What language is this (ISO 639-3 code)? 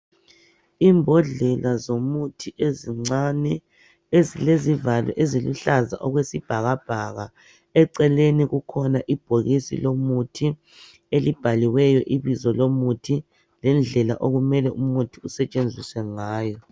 nde